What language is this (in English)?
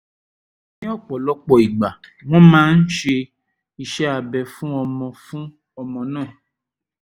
Yoruba